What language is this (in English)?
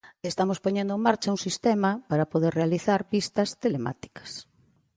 Galician